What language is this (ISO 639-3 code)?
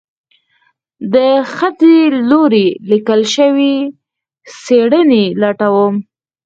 pus